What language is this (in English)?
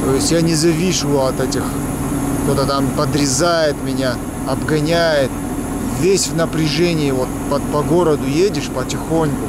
Russian